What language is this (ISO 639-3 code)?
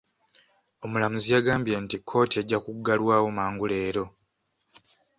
lug